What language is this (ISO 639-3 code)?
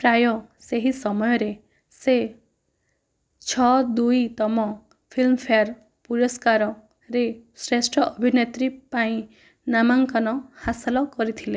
ori